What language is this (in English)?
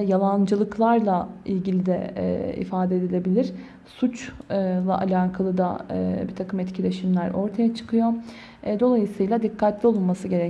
Turkish